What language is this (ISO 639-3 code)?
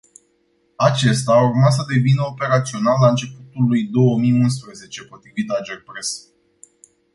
ron